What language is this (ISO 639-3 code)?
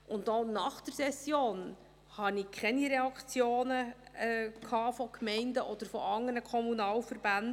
gsw